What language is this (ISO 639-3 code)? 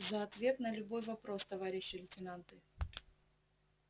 rus